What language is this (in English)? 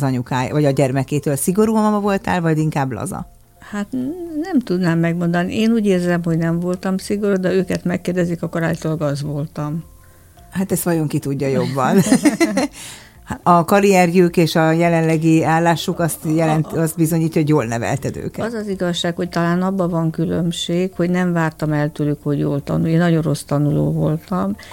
Hungarian